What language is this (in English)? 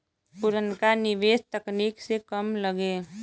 Bhojpuri